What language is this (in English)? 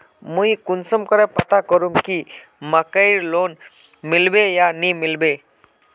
Magahi